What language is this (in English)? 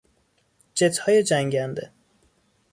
Persian